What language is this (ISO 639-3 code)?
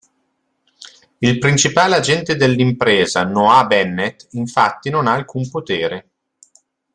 ita